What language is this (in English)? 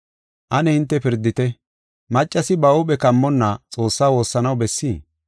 Gofa